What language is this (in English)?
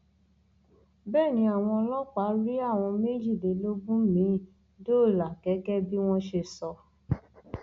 Yoruba